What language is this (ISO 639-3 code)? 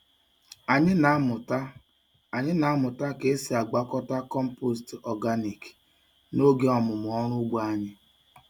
ibo